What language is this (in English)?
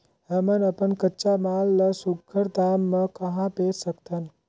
Chhattisgarhi